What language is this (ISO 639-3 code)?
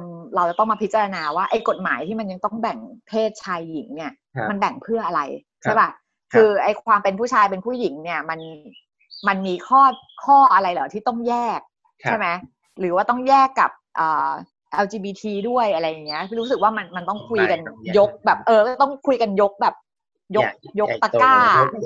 tha